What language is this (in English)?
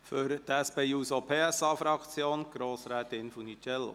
Swiss German